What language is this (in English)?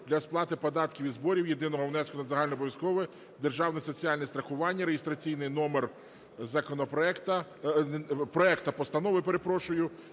Ukrainian